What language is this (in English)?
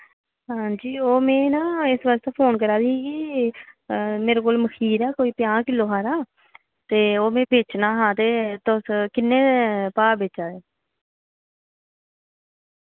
Dogri